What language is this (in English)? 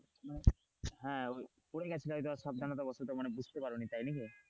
Bangla